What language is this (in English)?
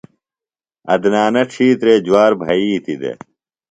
Phalura